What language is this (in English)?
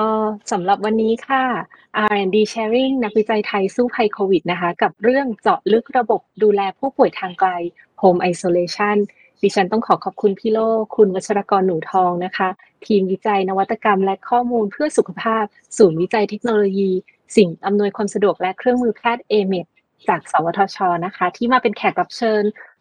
Thai